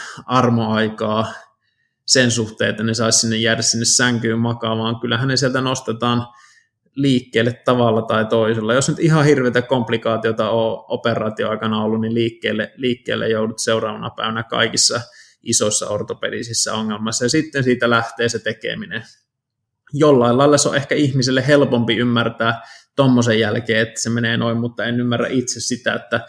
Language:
Finnish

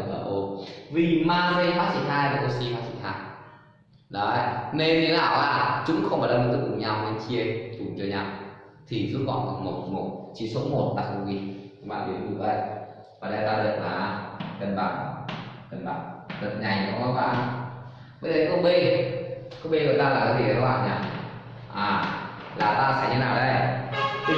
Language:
Vietnamese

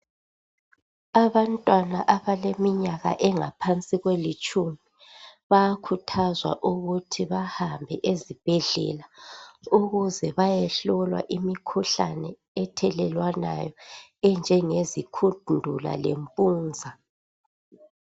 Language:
North Ndebele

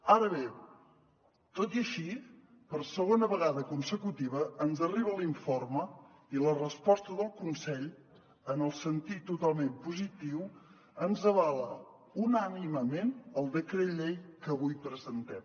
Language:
Catalan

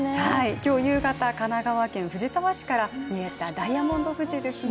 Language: Japanese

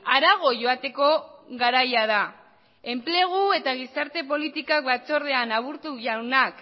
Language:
Basque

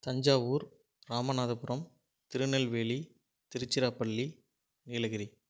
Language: Tamil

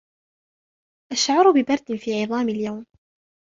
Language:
Arabic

